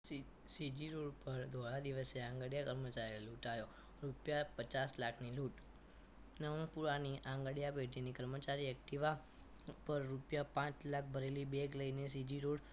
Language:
Gujarati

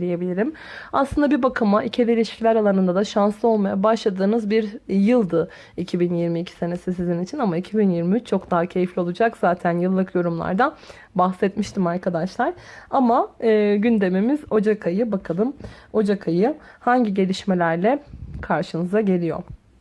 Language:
Turkish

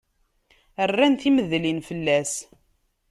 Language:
Kabyle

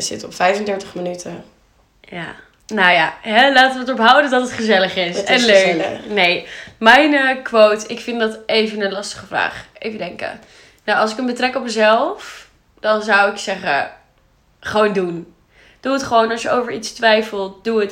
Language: Dutch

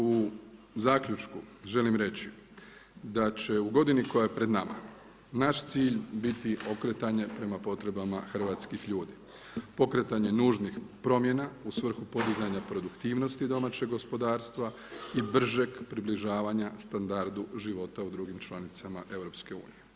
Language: Croatian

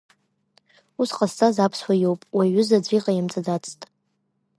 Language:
Abkhazian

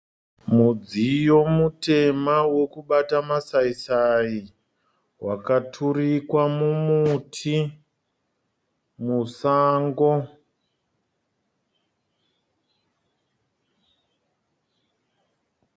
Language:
Shona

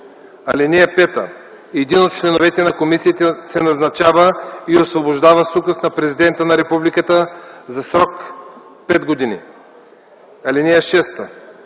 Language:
Bulgarian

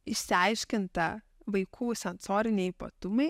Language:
Lithuanian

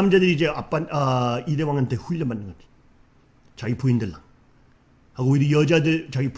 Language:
Korean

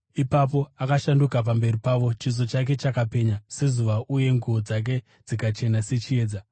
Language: Shona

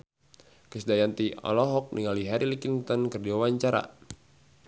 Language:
Sundanese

